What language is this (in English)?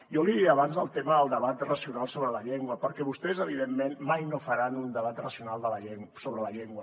Catalan